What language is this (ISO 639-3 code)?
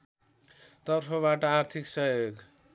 nep